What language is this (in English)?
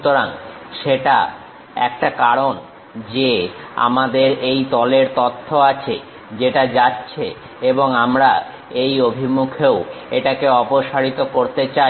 Bangla